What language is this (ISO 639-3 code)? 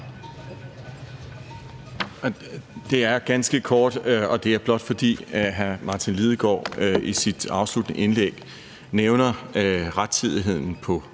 dan